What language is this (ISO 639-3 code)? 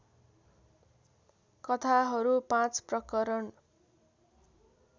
nep